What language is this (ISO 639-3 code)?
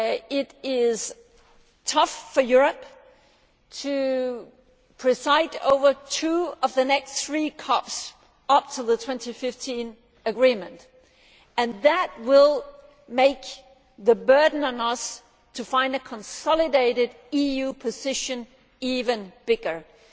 eng